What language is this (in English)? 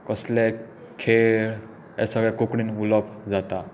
Konkani